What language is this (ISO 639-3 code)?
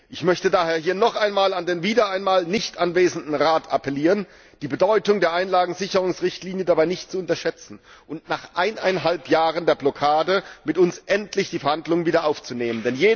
deu